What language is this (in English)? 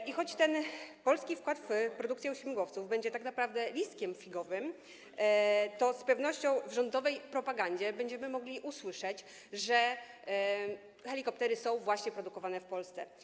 Polish